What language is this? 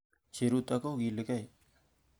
Kalenjin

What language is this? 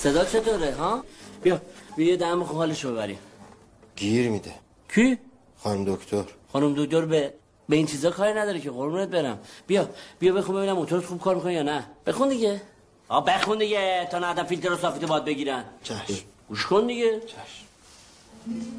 Persian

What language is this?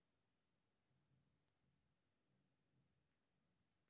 Maithili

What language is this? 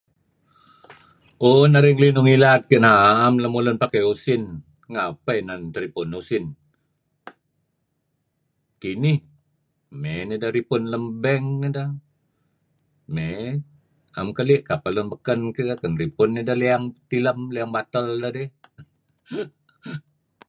Kelabit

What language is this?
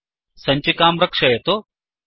Sanskrit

